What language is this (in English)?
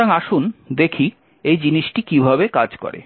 Bangla